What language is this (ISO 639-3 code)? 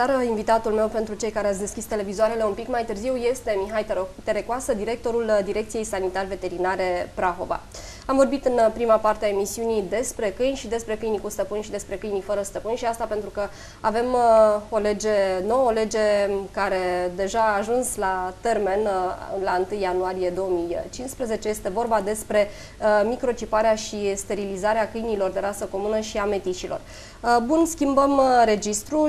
ron